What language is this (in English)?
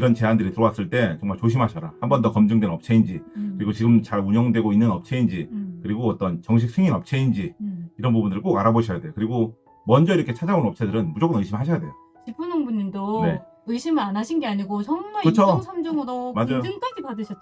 Korean